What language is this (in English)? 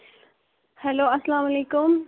Kashmiri